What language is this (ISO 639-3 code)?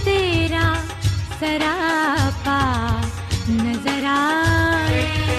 urd